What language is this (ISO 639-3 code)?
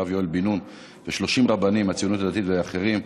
heb